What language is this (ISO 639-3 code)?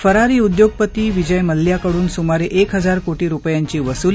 mar